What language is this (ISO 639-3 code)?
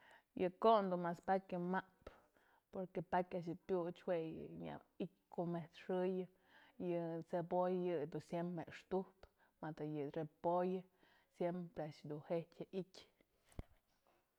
mzl